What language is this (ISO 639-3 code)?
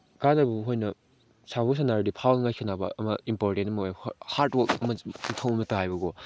mni